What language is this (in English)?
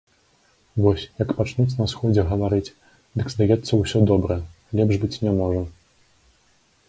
Belarusian